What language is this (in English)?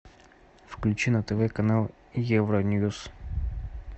Russian